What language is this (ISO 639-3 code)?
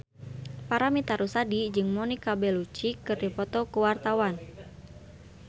sun